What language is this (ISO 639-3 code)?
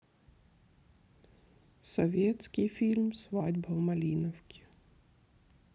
rus